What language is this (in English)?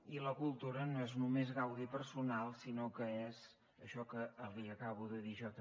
Catalan